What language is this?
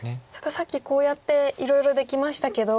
Japanese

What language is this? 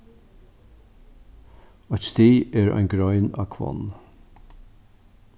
Faroese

